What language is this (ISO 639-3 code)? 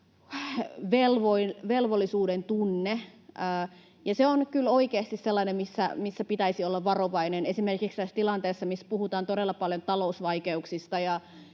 fin